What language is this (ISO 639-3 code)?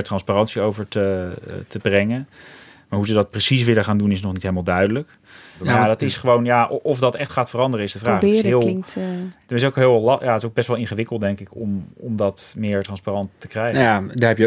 nld